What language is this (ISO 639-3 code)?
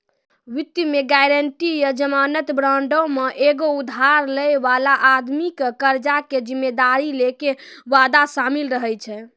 mai